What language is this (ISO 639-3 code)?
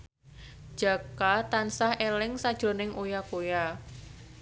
jav